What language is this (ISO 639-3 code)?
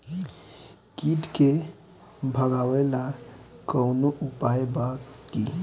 bho